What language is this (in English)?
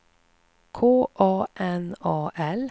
Swedish